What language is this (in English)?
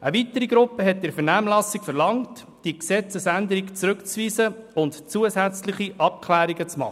Swiss German